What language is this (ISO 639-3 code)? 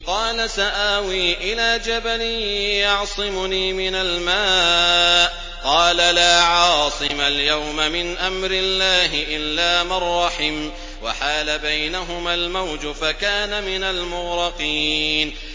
ara